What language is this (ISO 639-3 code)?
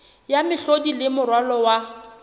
sot